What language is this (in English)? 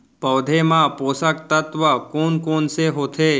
Chhattisgarhi